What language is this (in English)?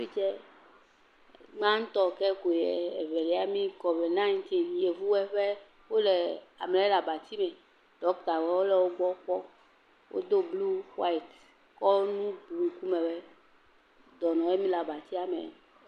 Ewe